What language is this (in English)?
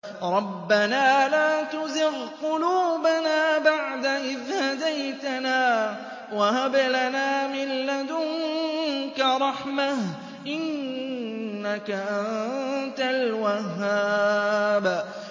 Arabic